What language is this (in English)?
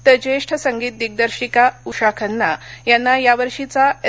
Marathi